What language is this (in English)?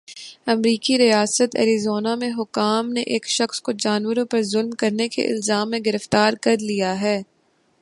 Urdu